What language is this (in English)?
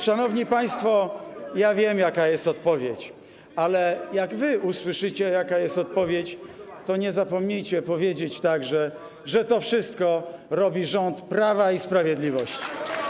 Polish